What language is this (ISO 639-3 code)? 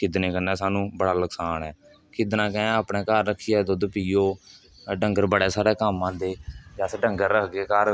doi